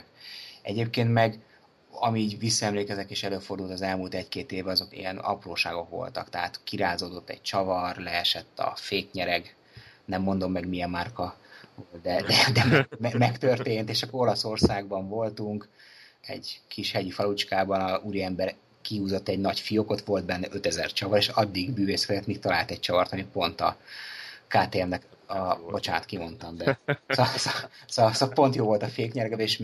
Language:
Hungarian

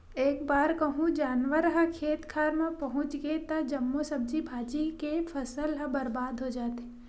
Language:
Chhattisgarhi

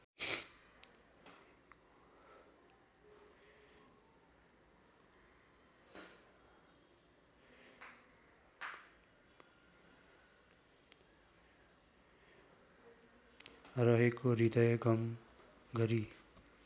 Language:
Nepali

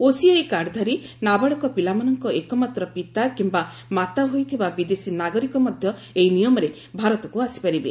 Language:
Odia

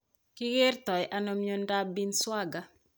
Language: Kalenjin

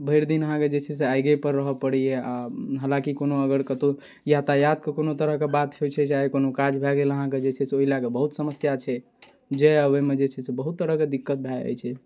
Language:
Maithili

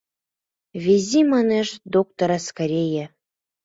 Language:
Mari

